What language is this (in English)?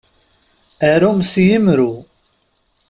Kabyle